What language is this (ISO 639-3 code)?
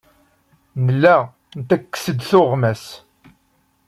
kab